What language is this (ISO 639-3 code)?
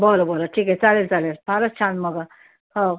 mar